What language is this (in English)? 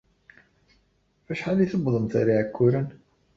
Kabyle